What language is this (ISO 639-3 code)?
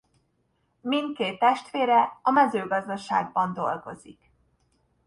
hun